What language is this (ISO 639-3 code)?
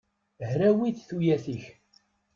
kab